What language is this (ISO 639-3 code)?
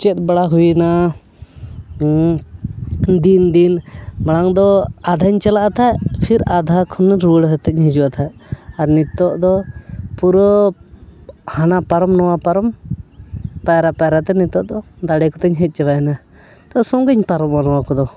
sat